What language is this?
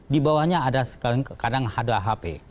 Indonesian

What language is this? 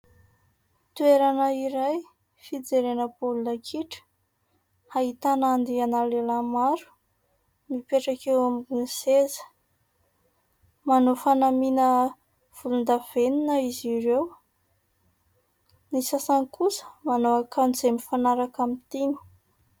Malagasy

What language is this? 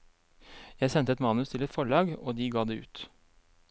Norwegian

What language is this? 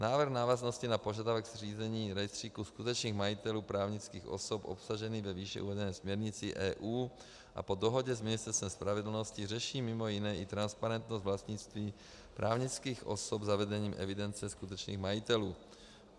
Czech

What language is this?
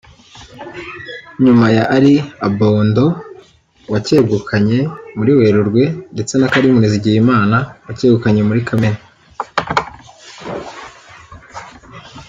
Kinyarwanda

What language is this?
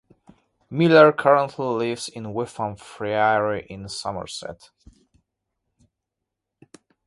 English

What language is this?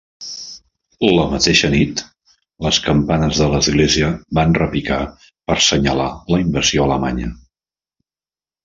Catalan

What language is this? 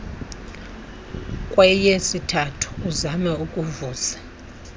Xhosa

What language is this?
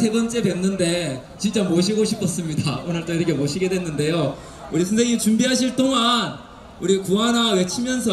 Korean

